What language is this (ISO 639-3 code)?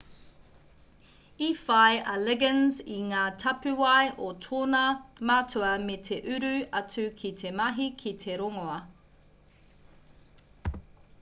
mri